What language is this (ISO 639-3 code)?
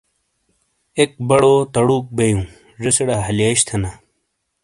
scl